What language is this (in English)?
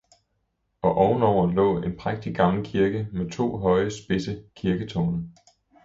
Danish